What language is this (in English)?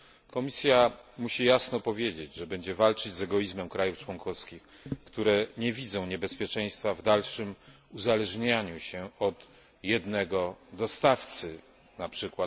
Polish